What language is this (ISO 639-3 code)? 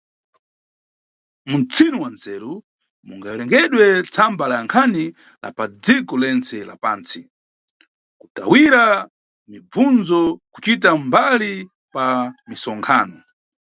nyu